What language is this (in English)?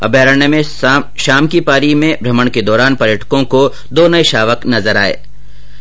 Hindi